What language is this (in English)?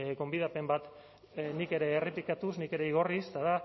Basque